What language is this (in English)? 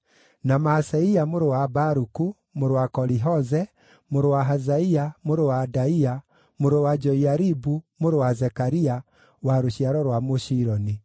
Kikuyu